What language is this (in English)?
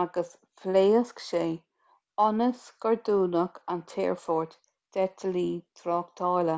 Irish